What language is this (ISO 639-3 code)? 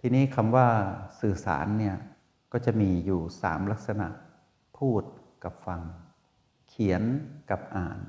tha